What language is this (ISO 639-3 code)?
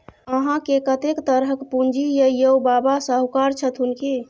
mai